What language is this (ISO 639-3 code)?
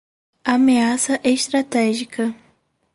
por